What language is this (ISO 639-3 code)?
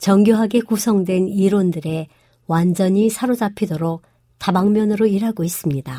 kor